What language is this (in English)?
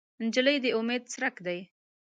Pashto